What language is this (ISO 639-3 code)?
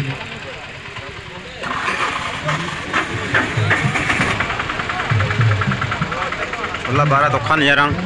tha